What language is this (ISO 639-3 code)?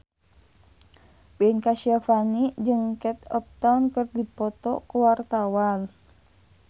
sun